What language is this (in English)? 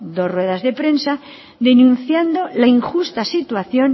Spanish